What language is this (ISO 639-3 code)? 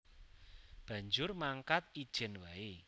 jav